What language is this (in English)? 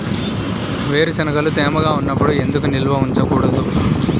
Telugu